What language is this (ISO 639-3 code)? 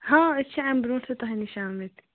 kas